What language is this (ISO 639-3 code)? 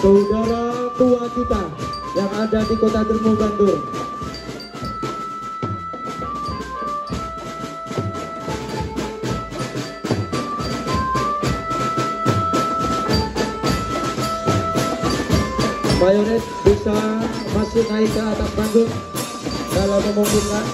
ind